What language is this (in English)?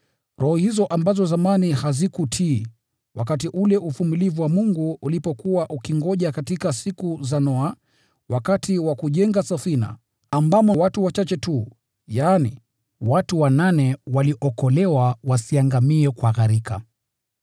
Swahili